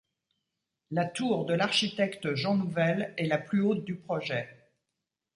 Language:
French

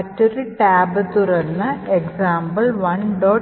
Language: Malayalam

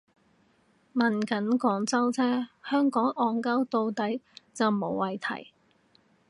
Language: Cantonese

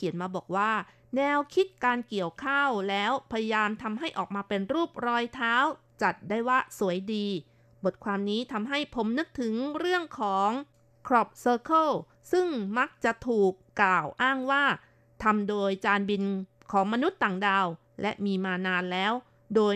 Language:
Thai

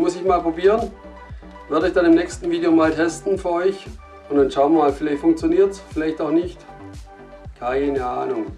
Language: German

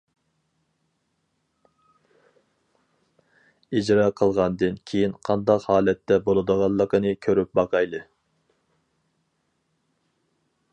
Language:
Uyghur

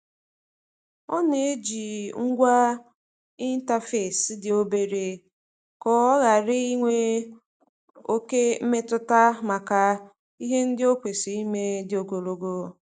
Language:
Igbo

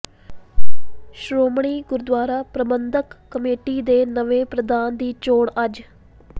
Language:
Punjabi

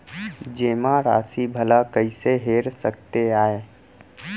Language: Chhattisgarhi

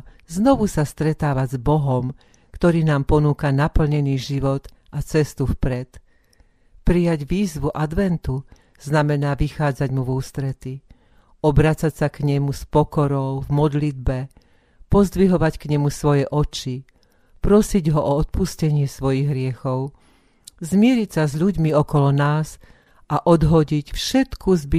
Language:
Slovak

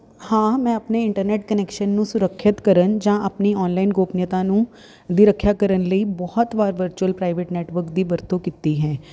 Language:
Punjabi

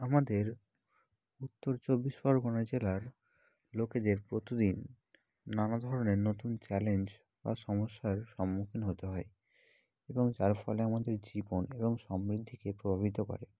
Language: Bangla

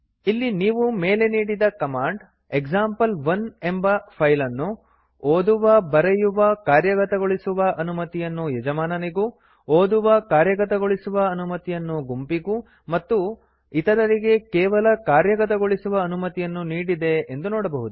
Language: Kannada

